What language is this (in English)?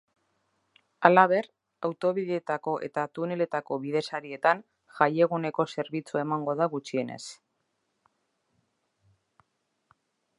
Basque